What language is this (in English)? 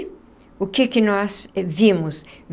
Portuguese